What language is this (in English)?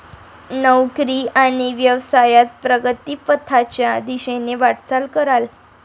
Marathi